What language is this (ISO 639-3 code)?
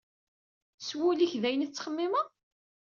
kab